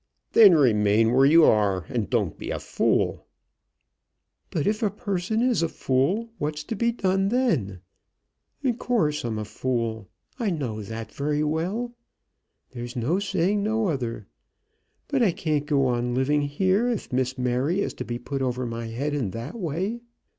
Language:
English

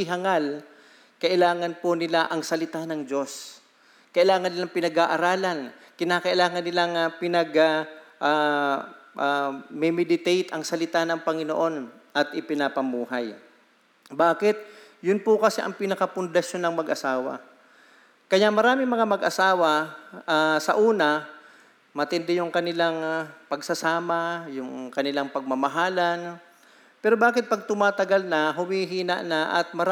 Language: Filipino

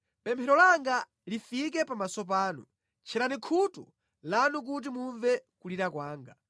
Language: Nyanja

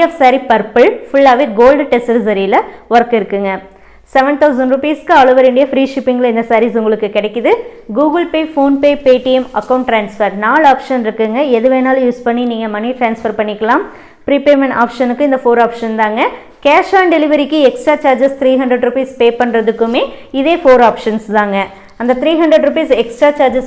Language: Tamil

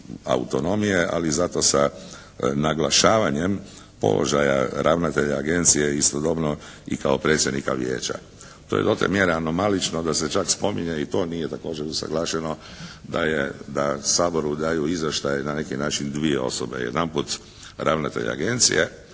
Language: Croatian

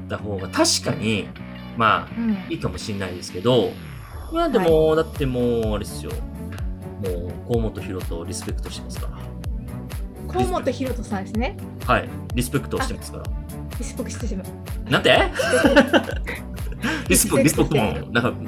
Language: Japanese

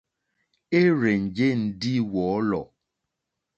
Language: Mokpwe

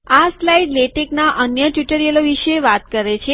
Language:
Gujarati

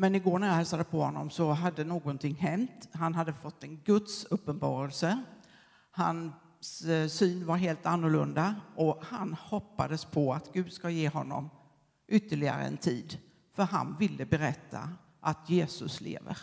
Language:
Swedish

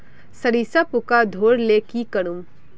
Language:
Magahi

